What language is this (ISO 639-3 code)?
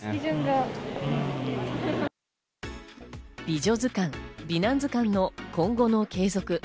jpn